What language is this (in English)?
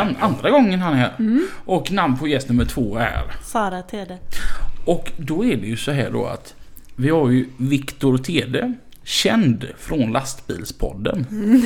Swedish